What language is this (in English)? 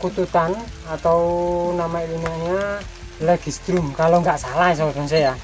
Indonesian